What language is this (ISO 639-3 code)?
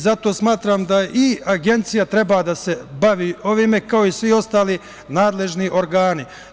srp